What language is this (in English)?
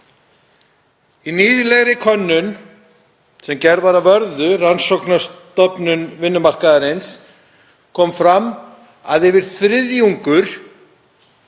Icelandic